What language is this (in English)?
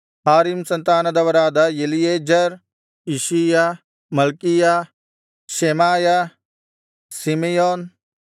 Kannada